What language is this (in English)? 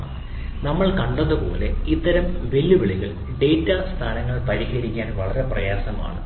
Malayalam